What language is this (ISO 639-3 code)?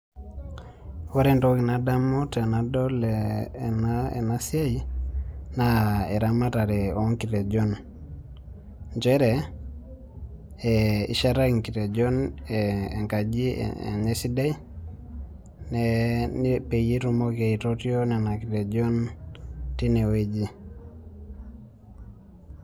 mas